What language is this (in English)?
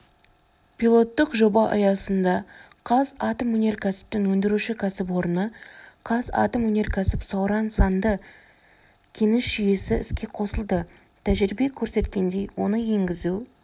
Kazakh